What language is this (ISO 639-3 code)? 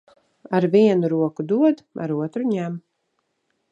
lav